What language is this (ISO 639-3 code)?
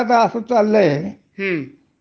mar